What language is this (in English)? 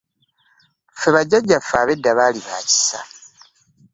Ganda